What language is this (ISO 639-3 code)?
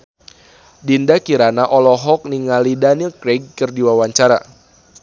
sun